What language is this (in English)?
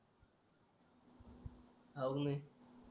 Marathi